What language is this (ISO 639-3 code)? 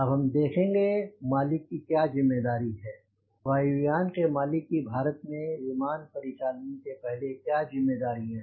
hin